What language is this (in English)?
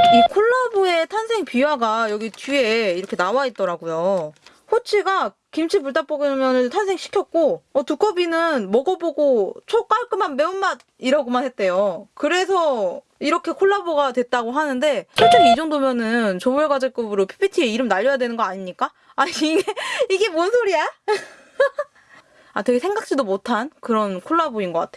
Korean